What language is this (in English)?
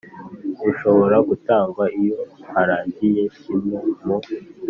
Kinyarwanda